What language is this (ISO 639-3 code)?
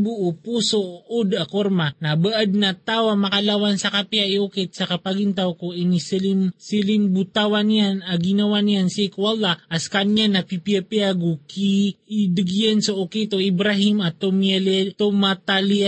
fil